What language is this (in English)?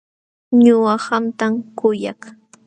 Jauja Wanca Quechua